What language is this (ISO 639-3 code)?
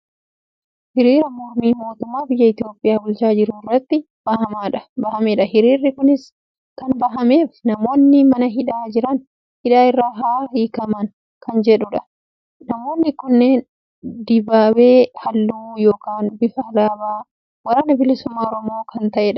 orm